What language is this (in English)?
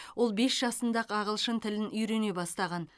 Kazakh